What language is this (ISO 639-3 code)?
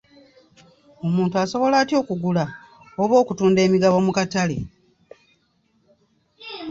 lug